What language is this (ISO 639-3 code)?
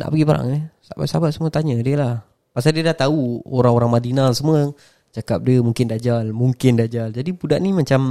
msa